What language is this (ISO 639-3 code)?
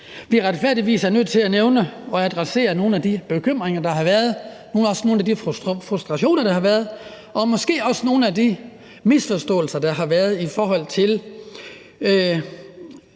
dan